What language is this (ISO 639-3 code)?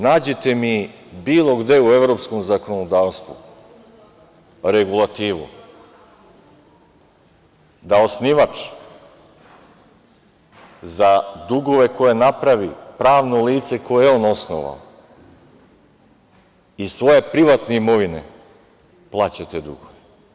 srp